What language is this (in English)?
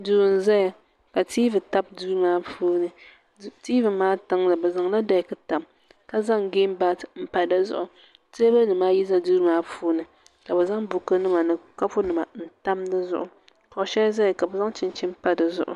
Dagbani